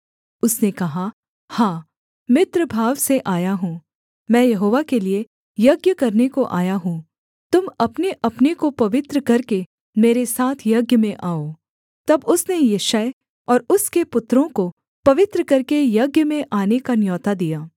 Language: Hindi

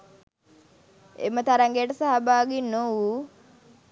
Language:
Sinhala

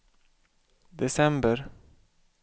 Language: Swedish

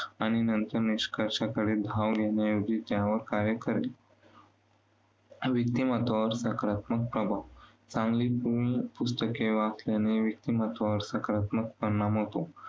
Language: Marathi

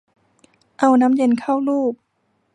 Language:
Thai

